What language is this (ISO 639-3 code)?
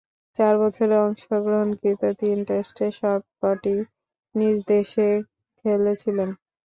ben